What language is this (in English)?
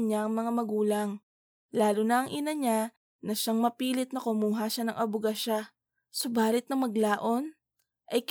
Filipino